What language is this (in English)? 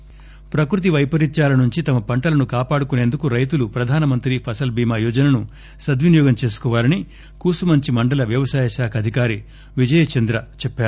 Telugu